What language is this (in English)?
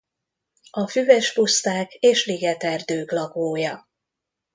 Hungarian